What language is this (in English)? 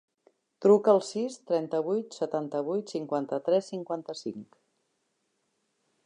Catalan